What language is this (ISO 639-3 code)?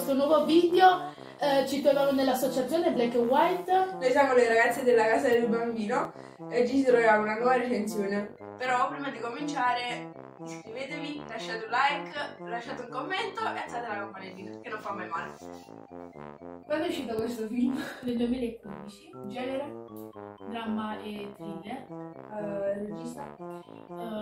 ita